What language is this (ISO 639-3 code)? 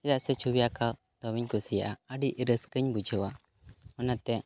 sat